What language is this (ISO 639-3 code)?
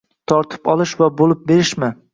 uzb